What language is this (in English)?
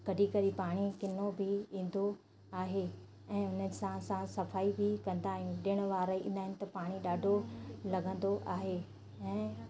Sindhi